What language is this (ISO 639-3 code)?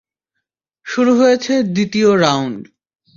ben